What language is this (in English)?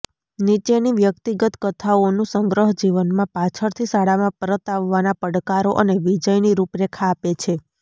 Gujarati